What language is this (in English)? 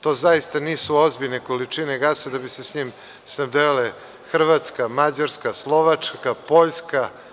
Serbian